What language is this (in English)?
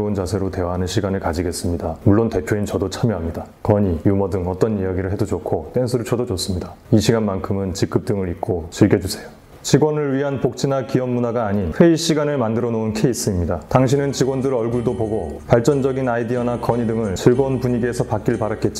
Korean